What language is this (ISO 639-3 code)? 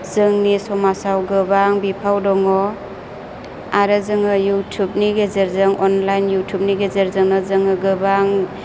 brx